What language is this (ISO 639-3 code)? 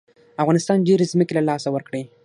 pus